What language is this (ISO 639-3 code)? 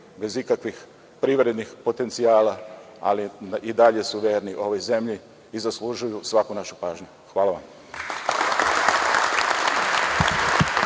srp